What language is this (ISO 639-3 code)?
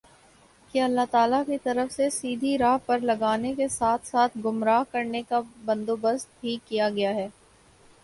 urd